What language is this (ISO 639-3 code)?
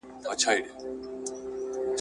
pus